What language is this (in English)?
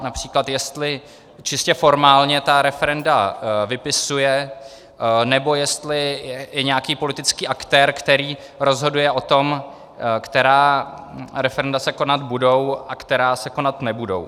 Czech